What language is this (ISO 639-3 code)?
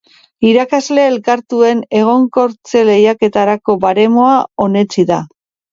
eus